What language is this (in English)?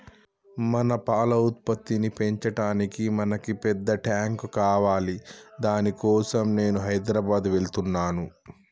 Telugu